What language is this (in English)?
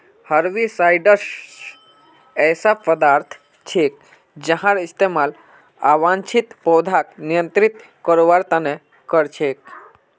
Magahi